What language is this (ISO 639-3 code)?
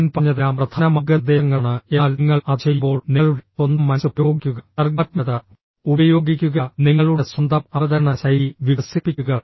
mal